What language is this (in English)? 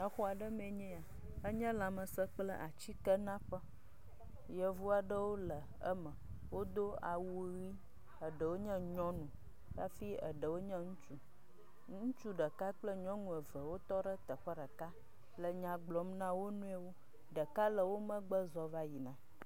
Ewe